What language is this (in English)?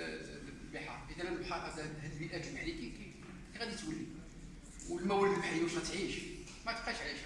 Arabic